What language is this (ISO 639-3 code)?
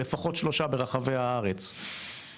heb